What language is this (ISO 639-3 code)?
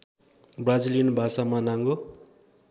nep